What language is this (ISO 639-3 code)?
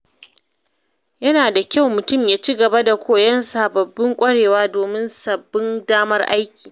hau